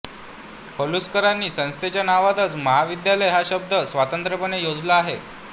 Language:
Marathi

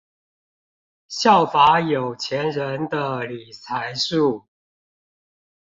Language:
Chinese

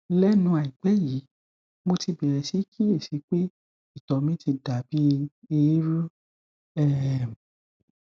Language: Yoruba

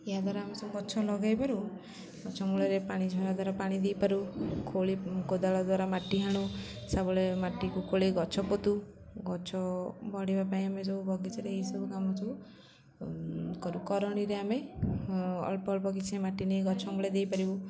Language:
Odia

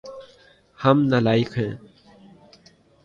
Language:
Urdu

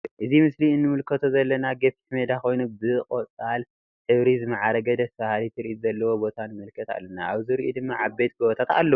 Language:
Tigrinya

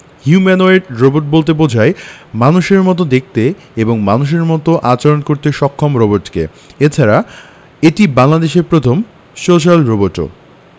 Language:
Bangla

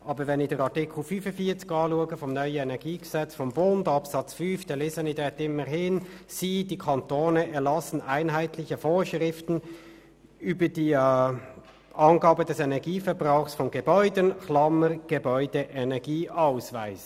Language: Swiss German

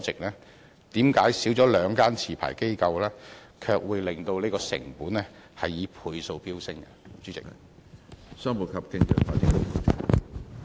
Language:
Cantonese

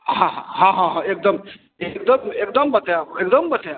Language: Maithili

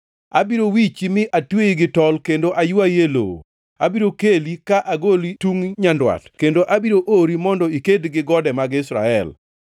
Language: Luo (Kenya and Tanzania)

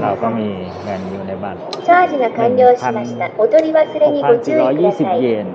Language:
Thai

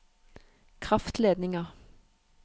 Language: Norwegian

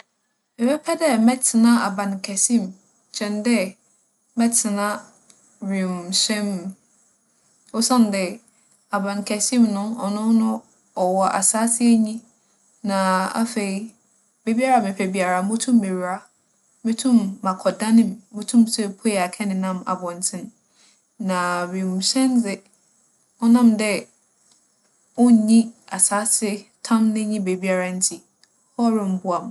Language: Akan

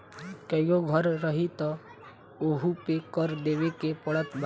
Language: Bhojpuri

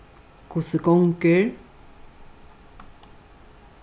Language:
Faroese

